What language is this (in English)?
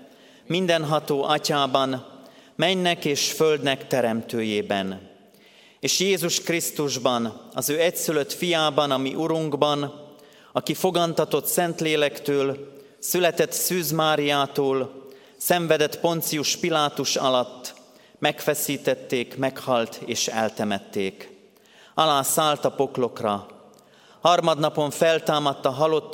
Hungarian